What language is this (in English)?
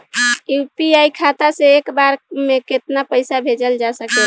Bhojpuri